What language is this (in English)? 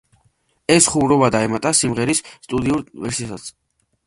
Georgian